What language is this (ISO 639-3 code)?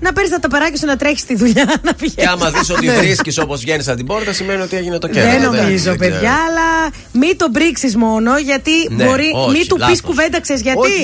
ell